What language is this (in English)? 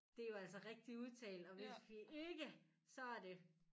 Danish